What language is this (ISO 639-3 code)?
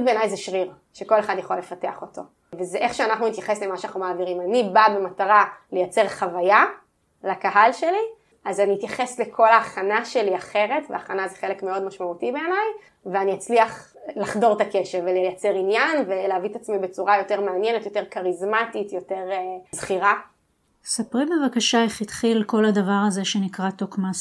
heb